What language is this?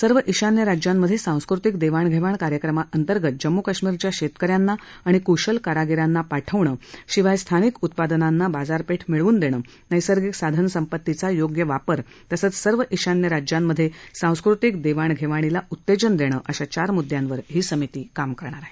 Marathi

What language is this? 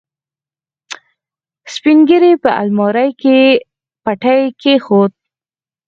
Pashto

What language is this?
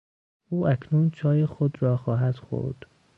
Persian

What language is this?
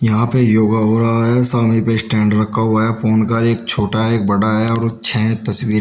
Hindi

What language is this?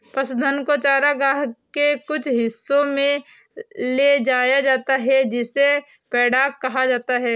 Hindi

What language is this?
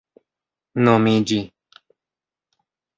Esperanto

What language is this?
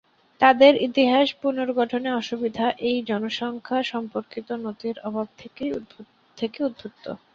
Bangla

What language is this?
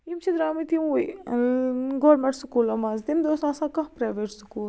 Kashmiri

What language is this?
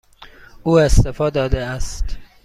Persian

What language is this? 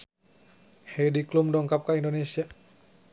Sundanese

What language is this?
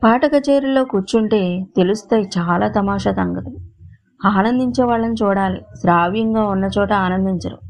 Telugu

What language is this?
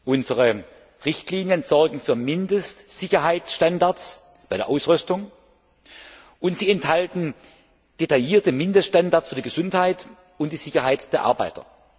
German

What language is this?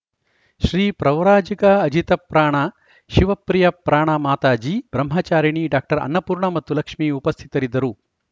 Kannada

